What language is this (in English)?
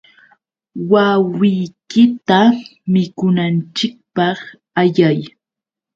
Yauyos Quechua